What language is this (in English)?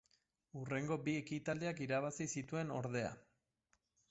Basque